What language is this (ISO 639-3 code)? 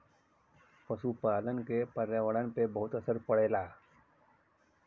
bho